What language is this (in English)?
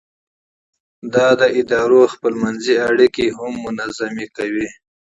Pashto